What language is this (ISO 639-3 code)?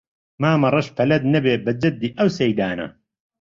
ckb